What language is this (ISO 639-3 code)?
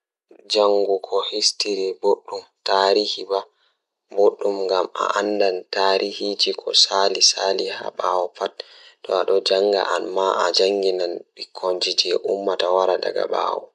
ful